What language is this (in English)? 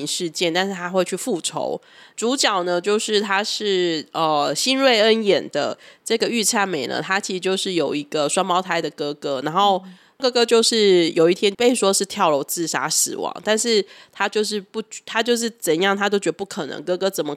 Chinese